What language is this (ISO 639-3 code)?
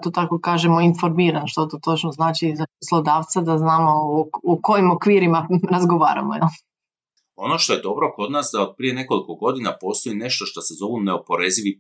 hrv